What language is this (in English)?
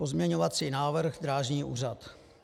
Czech